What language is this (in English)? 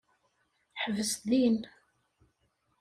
Kabyle